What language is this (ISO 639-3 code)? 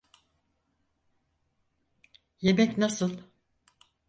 tur